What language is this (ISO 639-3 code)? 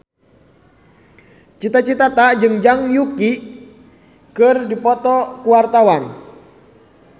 sun